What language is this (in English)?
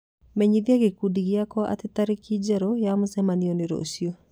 Kikuyu